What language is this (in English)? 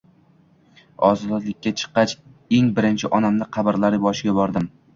Uzbek